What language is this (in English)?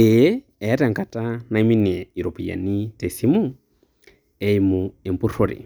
Masai